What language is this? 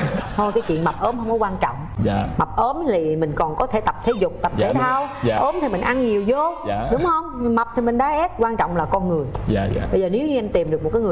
Vietnamese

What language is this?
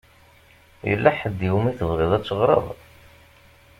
Kabyle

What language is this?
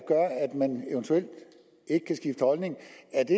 Danish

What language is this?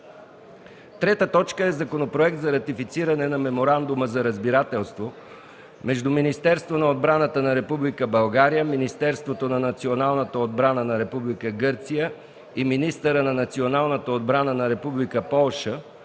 Bulgarian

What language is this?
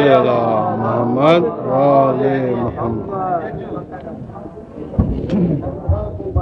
Urdu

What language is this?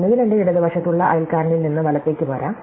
Malayalam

